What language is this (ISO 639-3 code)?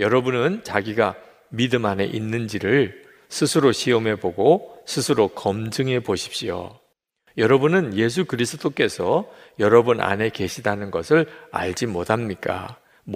kor